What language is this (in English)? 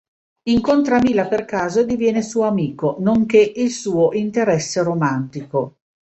Italian